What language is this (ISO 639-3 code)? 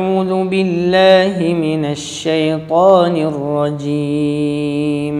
mal